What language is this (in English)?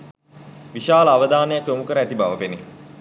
Sinhala